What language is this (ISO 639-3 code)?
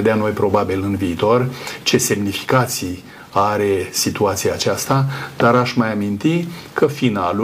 ron